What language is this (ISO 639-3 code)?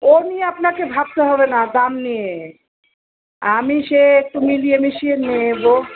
ben